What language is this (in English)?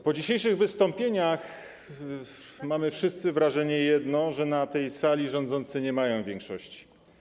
Polish